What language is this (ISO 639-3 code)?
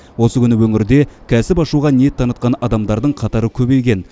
kaz